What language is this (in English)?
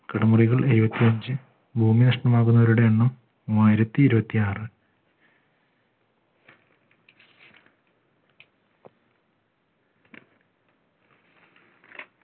Malayalam